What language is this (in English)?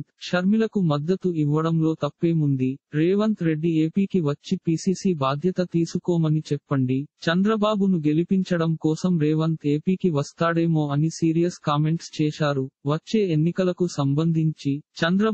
Telugu